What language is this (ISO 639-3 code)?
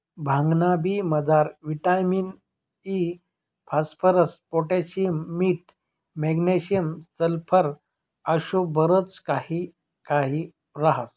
mar